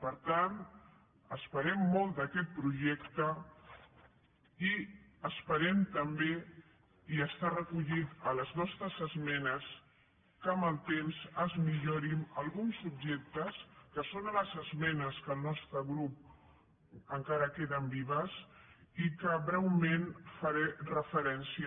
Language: Catalan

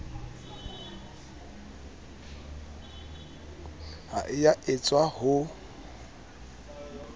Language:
Southern Sotho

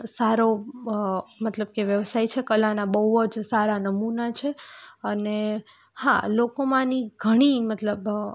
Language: Gujarati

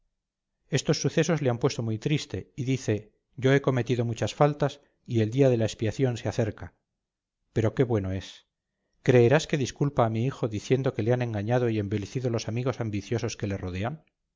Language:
Spanish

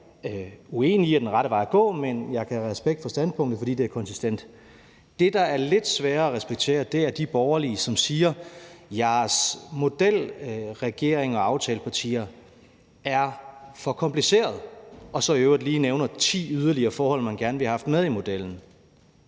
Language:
Danish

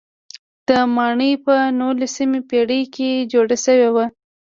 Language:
Pashto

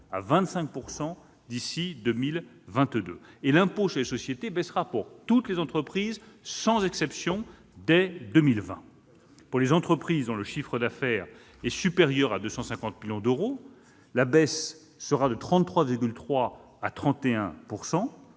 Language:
French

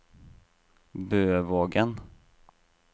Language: Norwegian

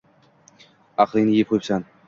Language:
Uzbek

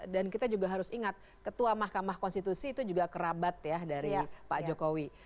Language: Indonesian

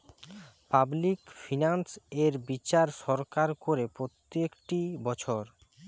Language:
Bangla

